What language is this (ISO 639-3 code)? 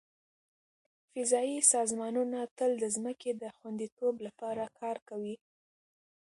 pus